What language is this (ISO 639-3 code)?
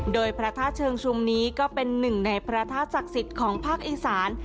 tha